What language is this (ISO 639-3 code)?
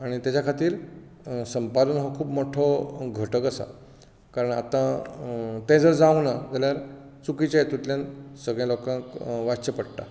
kok